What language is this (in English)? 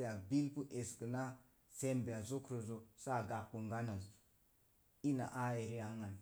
Mom Jango